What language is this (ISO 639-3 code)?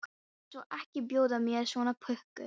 isl